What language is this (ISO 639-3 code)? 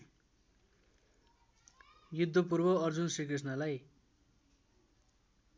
nep